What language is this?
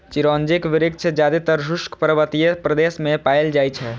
Maithili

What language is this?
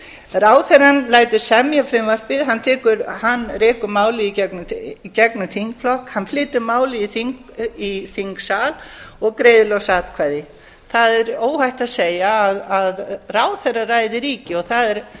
Icelandic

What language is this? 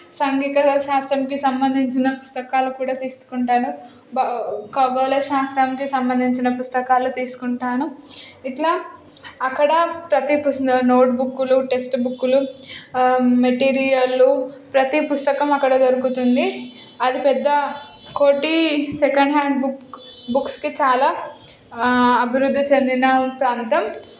Telugu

